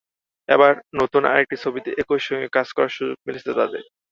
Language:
Bangla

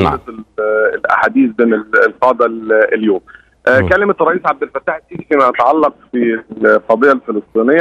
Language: Arabic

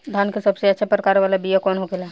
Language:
Bhojpuri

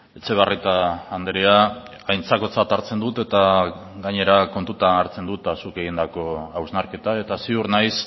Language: Basque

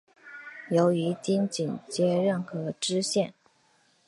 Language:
Chinese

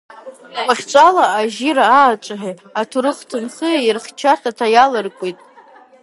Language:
Abaza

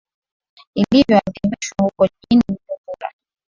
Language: Swahili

